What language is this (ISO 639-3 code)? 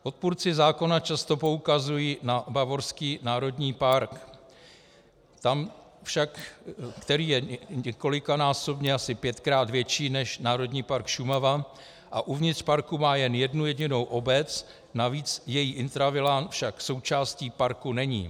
ces